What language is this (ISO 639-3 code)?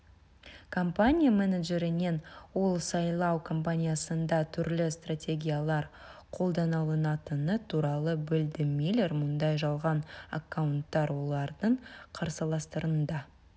kaz